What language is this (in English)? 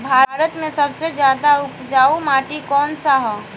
Bhojpuri